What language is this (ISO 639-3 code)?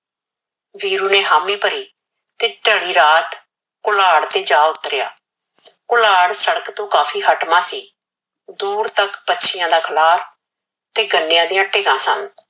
pan